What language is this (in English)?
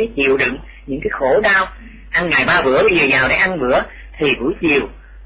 Vietnamese